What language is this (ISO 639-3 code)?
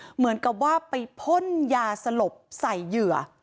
tha